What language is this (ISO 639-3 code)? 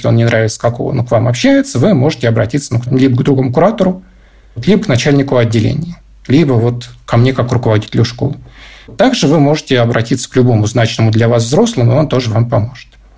rus